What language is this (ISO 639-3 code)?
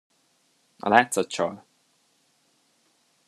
hun